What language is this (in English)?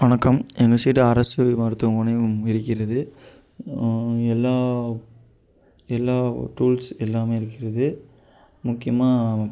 Tamil